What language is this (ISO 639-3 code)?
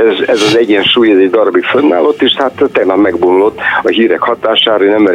hun